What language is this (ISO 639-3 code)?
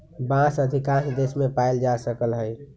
mag